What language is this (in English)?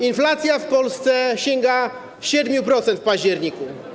Polish